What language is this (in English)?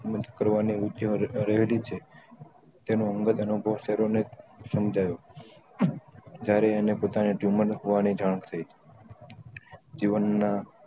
Gujarati